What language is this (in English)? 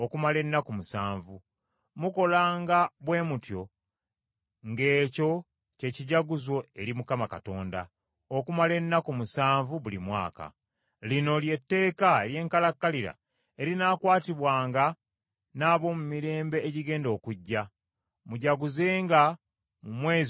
Ganda